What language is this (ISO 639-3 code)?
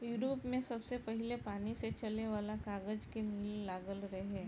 bho